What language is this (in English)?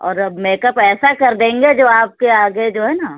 Urdu